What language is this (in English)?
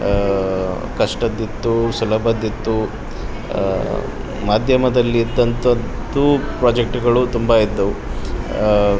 Kannada